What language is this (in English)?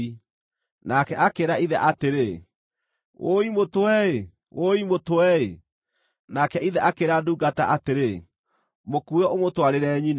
Kikuyu